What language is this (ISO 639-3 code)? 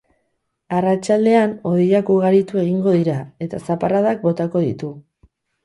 eus